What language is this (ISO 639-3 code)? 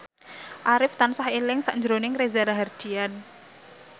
jav